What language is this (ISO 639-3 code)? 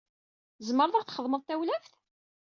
kab